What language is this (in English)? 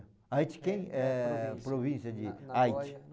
Portuguese